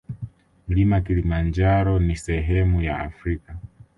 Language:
Swahili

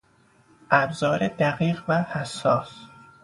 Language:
Persian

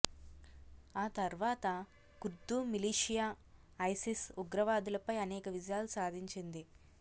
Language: Telugu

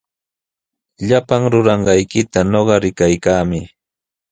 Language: Sihuas Ancash Quechua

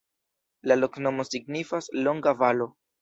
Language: Esperanto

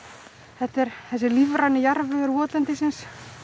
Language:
Icelandic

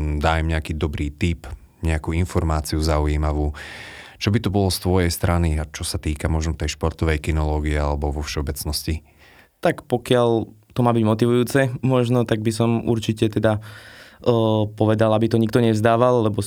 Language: Slovak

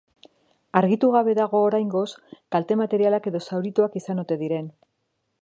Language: Basque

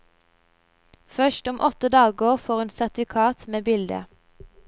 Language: Norwegian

